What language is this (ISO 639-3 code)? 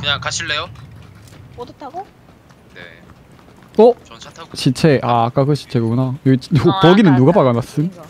kor